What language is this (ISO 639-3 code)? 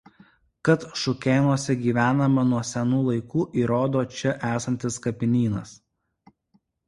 lit